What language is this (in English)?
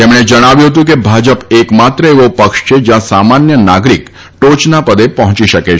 Gujarati